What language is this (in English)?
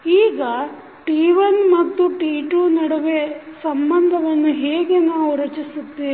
Kannada